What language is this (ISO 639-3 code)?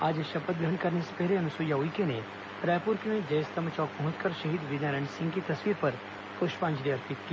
hin